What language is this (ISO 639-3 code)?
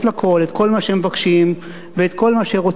heb